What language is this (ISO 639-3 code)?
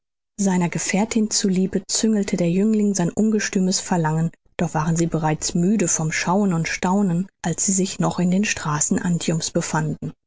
deu